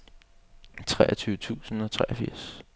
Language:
Danish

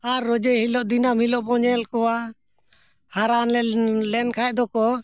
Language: Santali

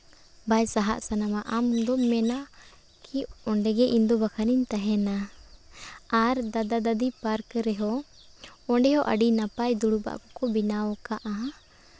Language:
Santali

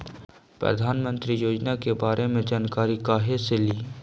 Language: Magahi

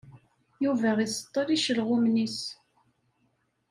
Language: Kabyle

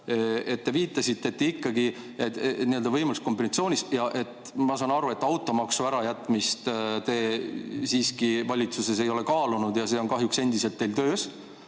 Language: Estonian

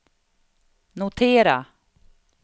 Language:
Swedish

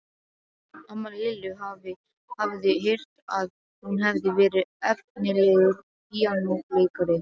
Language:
Icelandic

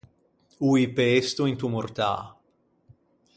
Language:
Ligurian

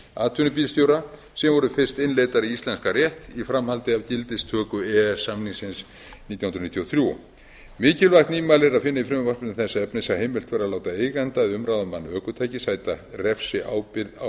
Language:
Icelandic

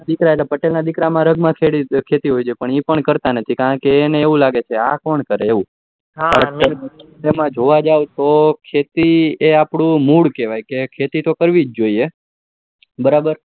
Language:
Gujarati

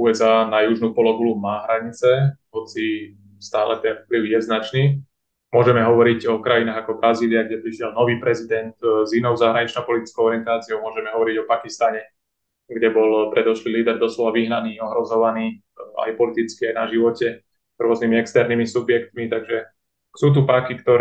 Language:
Slovak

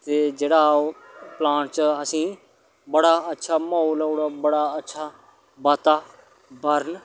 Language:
Dogri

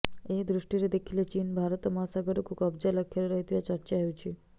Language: Odia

